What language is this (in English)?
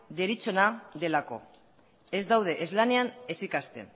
Basque